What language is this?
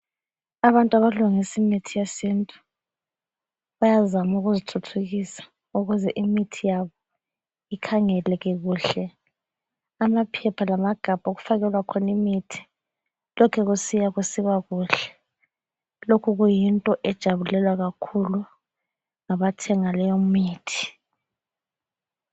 North Ndebele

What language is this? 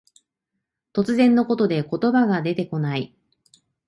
Japanese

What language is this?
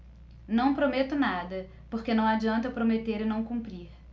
Portuguese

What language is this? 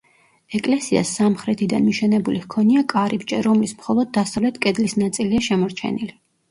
Georgian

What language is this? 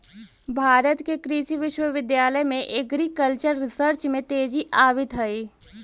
Magahi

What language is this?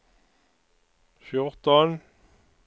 Swedish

